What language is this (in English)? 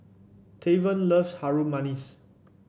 English